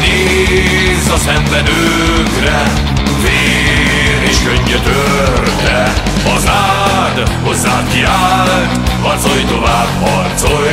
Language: Hungarian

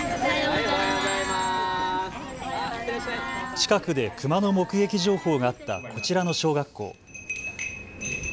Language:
Japanese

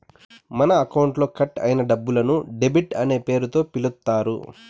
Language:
Telugu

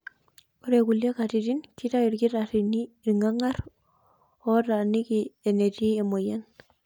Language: Masai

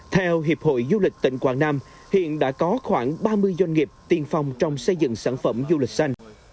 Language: Vietnamese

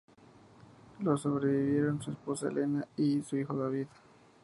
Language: Spanish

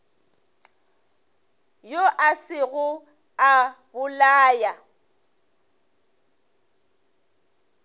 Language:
Northern Sotho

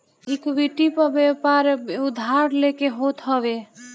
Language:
Bhojpuri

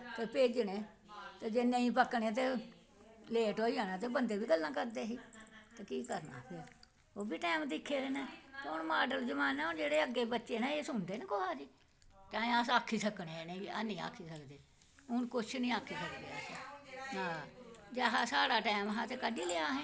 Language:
Dogri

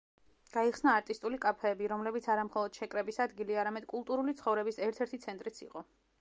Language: Georgian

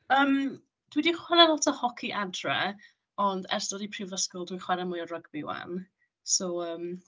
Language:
Welsh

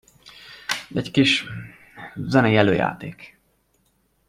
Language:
Hungarian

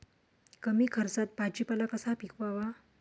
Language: Marathi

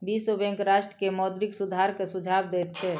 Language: Maithili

